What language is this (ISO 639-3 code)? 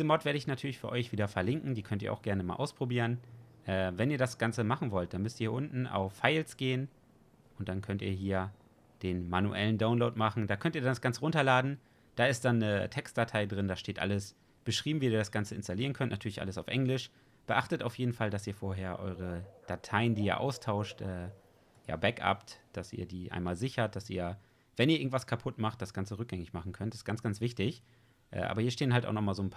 deu